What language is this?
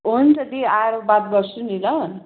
Nepali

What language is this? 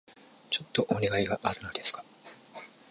Japanese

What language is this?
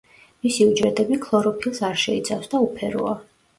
Georgian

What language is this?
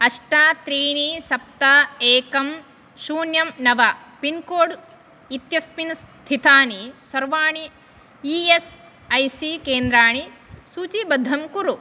Sanskrit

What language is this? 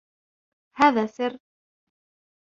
Arabic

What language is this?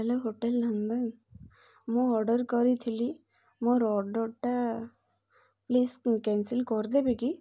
Odia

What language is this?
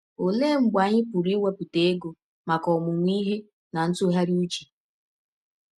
Igbo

